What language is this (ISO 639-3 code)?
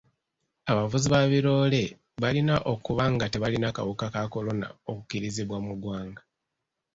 lug